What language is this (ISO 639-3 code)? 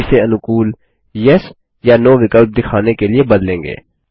hin